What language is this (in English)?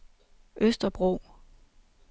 Danish